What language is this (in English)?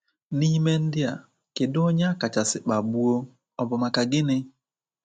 Igbo